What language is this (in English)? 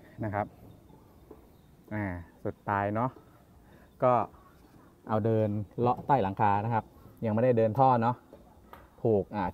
Thai